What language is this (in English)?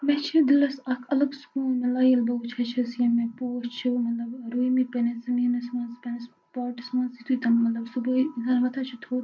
Kashmiri